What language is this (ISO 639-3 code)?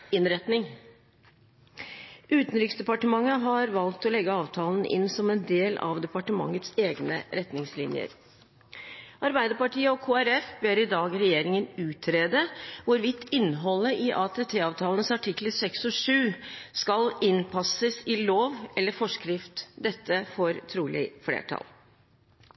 nob